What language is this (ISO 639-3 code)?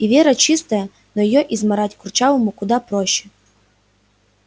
rus